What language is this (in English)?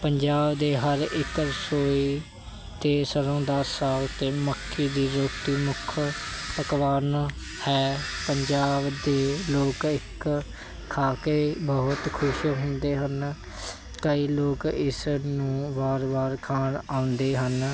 Punjabi